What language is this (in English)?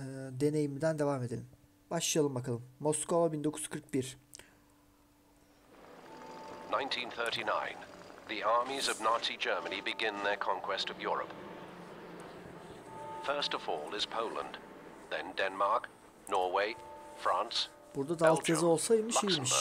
Turkish